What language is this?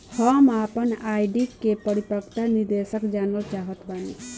Bhojpuri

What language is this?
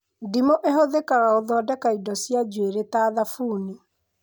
Kikuyu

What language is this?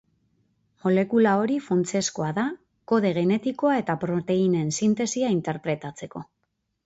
Basque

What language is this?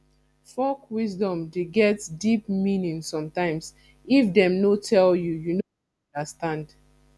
Nigerian Pidgin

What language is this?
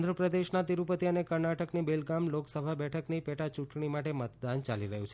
Gujarati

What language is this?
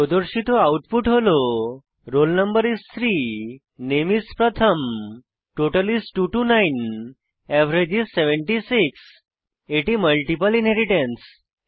Bangla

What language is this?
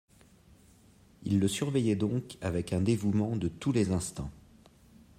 French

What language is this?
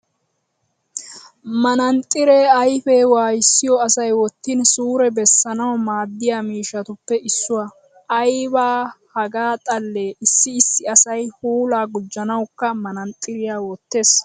Wolaytta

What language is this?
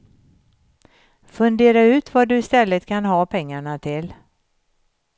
Swedish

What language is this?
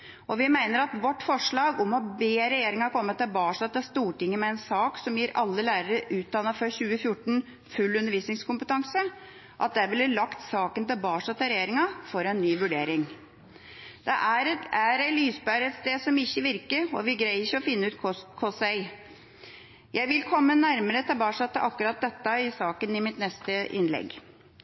Norwegian Bokmål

